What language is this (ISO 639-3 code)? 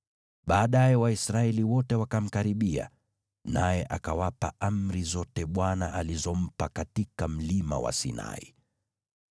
swa